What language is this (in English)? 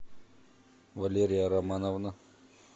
Russian